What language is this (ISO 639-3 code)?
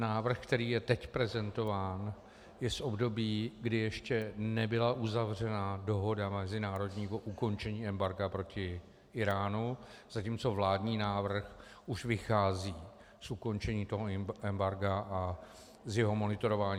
ces